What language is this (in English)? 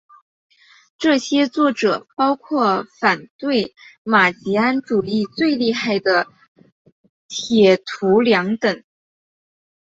Chinese